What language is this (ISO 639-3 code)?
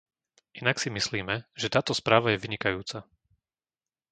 slk